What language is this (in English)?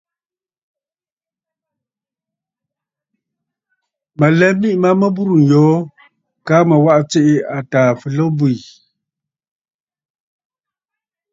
Bafut